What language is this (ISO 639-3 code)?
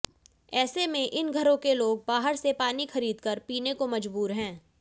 hin